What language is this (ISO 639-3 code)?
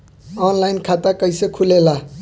bho